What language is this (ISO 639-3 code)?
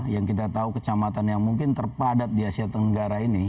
ind